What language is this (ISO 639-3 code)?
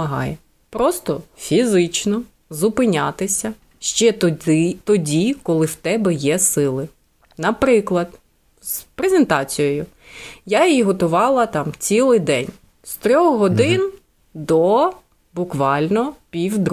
ukr